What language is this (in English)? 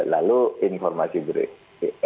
Indonesian